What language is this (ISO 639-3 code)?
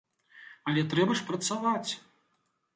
bel